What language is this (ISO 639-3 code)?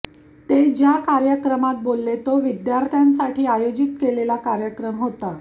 mar